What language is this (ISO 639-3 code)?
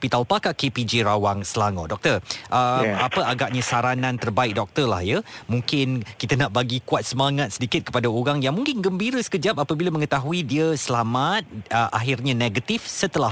msa